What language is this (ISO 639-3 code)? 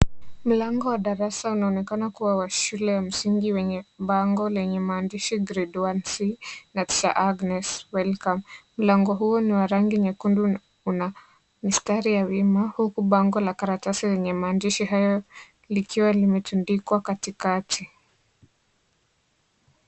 swa